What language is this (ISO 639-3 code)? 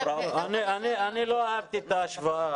heb